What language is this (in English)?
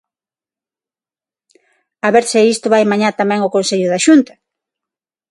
Galician